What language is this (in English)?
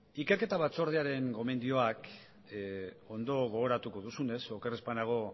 Basque